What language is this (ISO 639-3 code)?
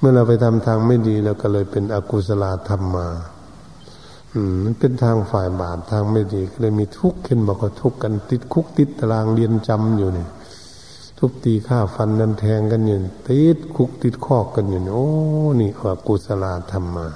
tha